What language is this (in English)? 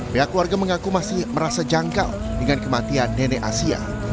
Indonesian